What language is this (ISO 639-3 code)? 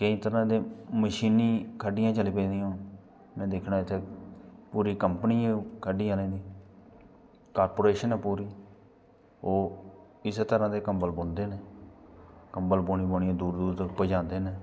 doi